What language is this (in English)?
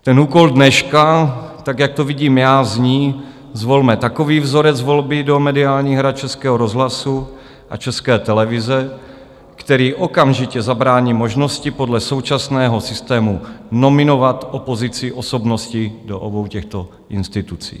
Czech